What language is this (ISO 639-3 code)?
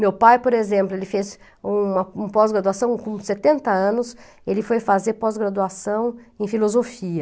por